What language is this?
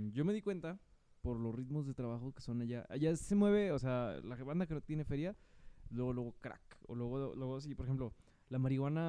Spanish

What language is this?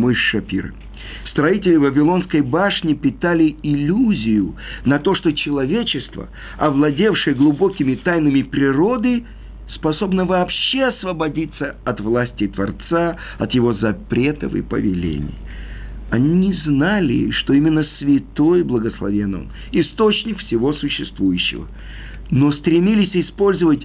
Russian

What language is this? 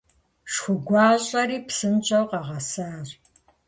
Kabardian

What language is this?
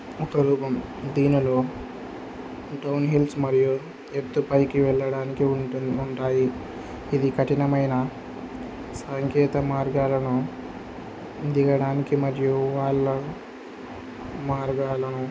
Telugu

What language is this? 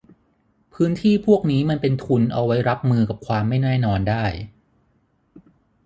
Thai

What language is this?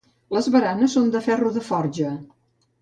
Catalan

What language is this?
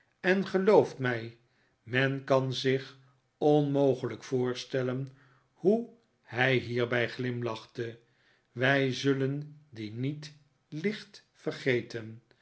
Dutch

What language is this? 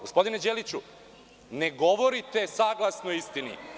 Serbian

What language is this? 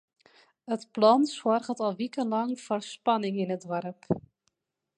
Western Frisian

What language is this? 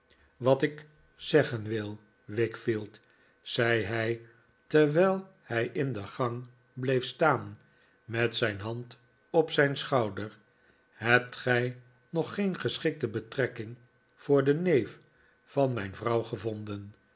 Dutch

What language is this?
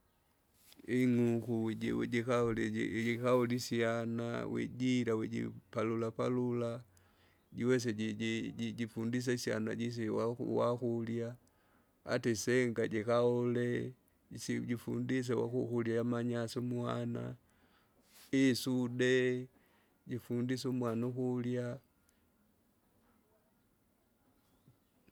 Kinga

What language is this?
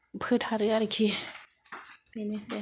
Bodo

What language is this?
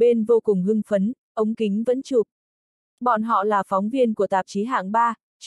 Vietnamese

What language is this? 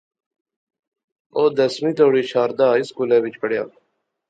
Pahari-Potwari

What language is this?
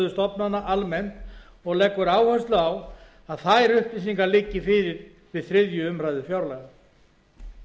Icelandic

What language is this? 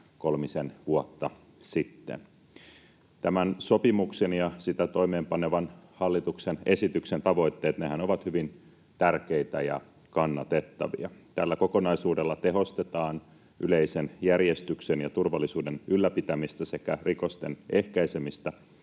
Finnish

